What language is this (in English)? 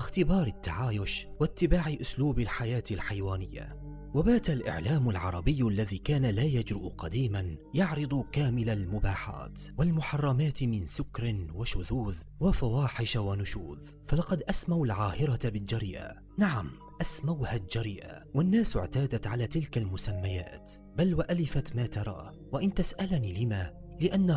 Arabic